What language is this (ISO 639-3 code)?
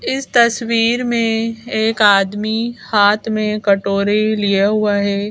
hin